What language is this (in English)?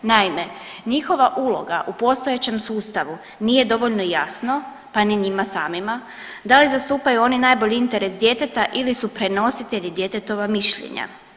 Croatian